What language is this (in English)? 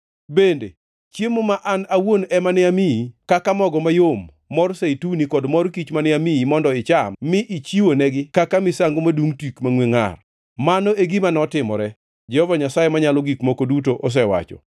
Luo (Kenya and Tanzania)